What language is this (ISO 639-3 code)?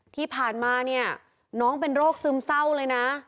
tha